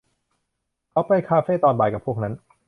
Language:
Thai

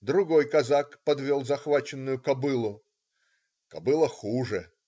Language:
Russian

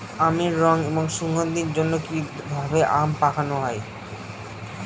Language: Bangla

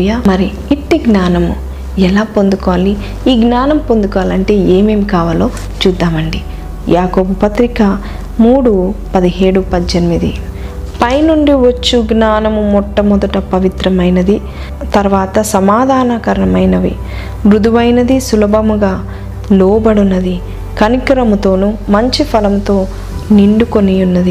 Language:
Telugu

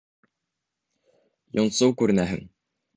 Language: Bashkir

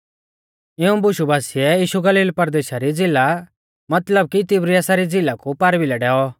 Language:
Mahasu Pahari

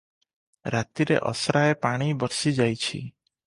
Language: Odia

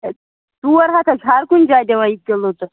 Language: Kashmiri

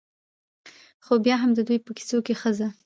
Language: Pashto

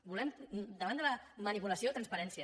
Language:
Catalan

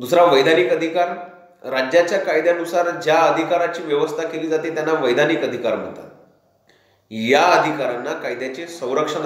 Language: Hindi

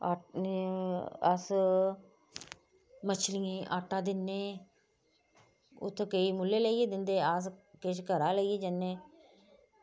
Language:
Dogri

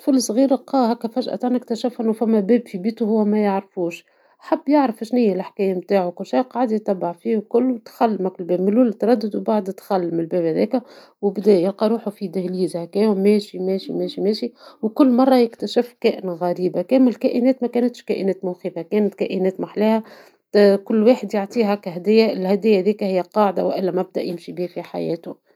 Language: Tunisian Arabic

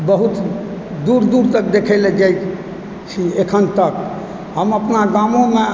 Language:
Maithili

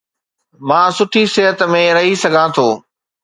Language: Sindhi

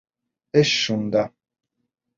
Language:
Bashkir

